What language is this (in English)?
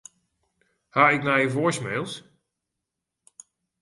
Western Frisian